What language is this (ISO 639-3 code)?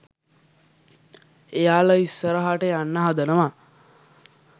sin